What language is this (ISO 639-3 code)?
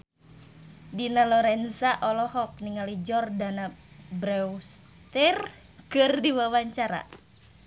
sun